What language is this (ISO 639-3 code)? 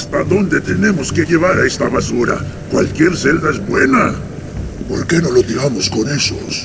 spa